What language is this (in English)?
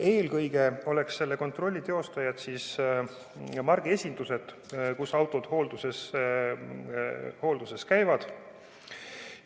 Estonian